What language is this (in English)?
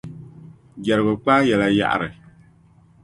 Dagbani